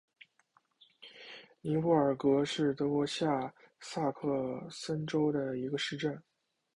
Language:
Chinese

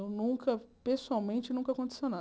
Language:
Portuguese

